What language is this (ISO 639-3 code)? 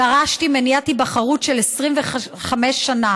heb